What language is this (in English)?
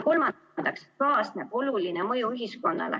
Estonian